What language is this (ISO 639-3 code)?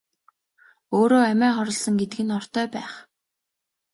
mon